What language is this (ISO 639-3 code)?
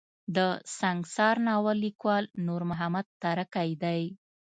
pus